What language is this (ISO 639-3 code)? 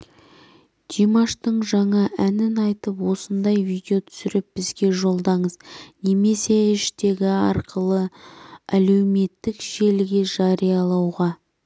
kaz